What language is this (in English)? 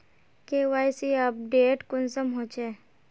Magahi